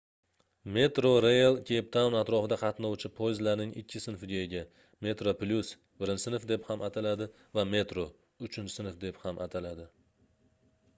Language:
Uzbek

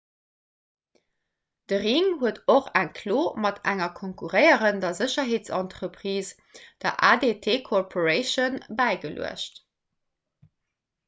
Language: Luxembourgish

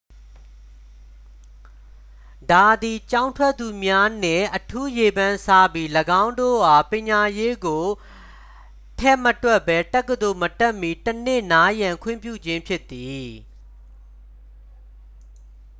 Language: Burmese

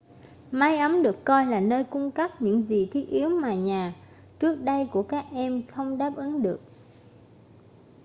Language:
Vietnamese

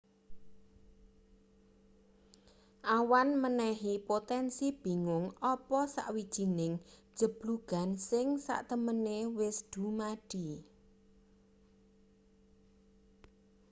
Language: Javanese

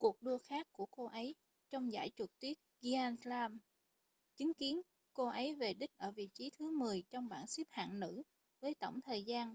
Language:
Vietnamese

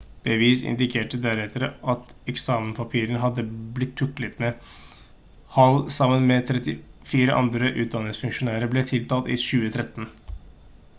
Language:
Norwegian Bokmål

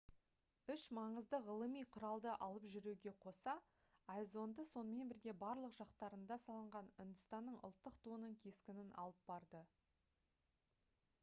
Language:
Kazakh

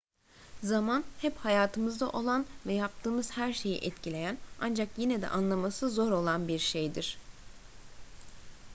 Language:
Turkish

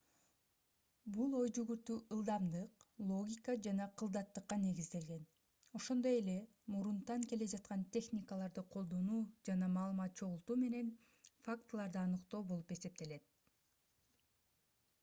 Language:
Kyrgyz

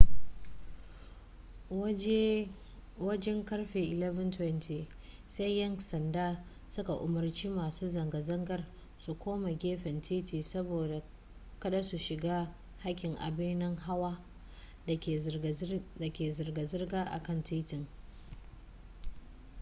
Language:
Hausa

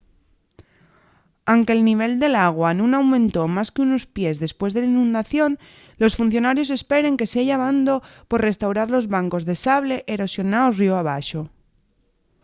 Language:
Asturian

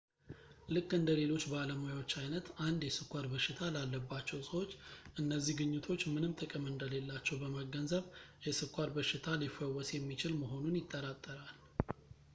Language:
Amharic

